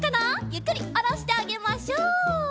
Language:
Japanese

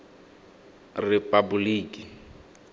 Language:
Tswana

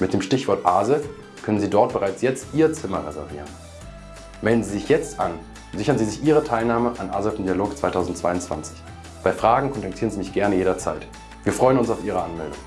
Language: German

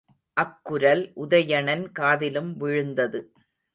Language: Tamil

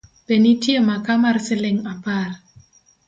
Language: Luo (Kenya and Tanzania)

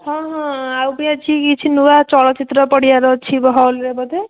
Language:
Odia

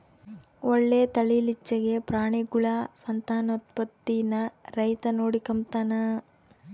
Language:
Kannada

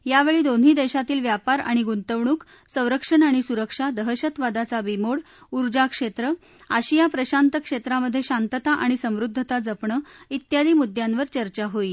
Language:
Marathi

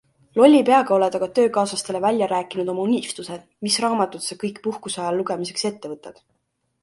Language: Estonian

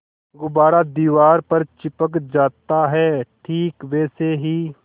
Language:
Hindi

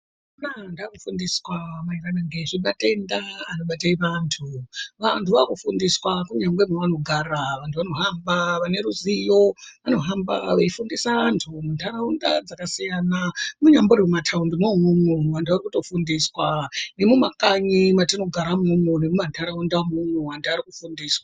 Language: Ndau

